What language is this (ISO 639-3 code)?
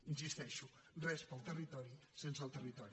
cat